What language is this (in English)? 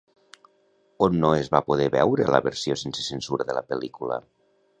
Catalan